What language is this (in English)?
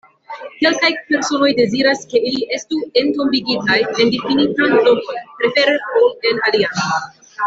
Esperanto